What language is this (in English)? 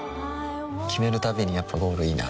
Japanese